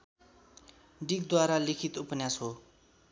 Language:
Nepali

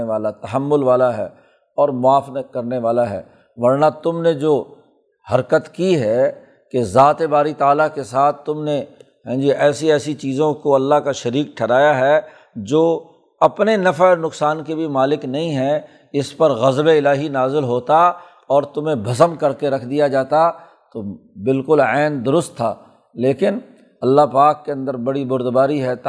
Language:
Urdu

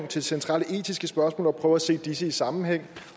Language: Danish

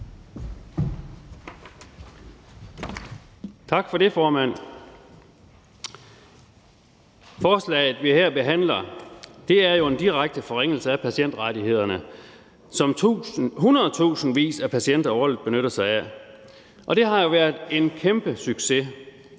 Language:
Danish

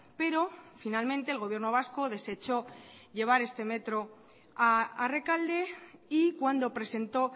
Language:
Spanish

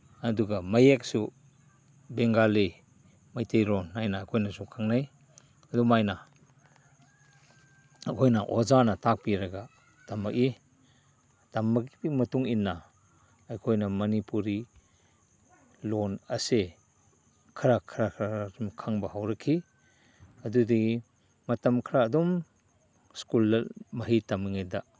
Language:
Manipuri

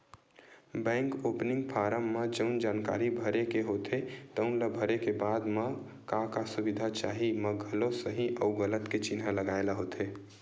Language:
Chhattisgarhi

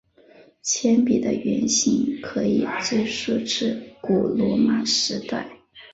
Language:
Chinese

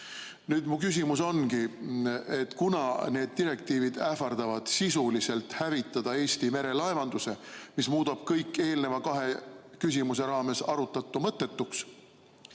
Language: Estonian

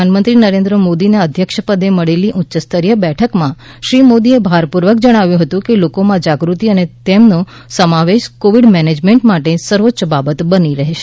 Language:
Gujarati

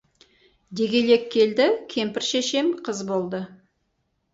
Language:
Kazakh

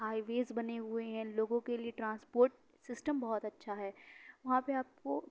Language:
Urdu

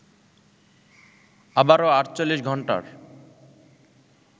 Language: Bangla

